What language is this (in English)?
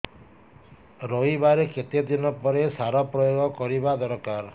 Odia